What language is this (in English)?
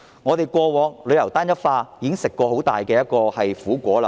Cantonese